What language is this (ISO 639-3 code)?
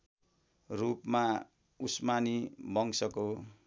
nep